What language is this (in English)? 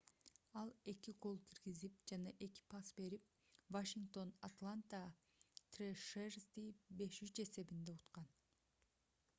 Kyrgyz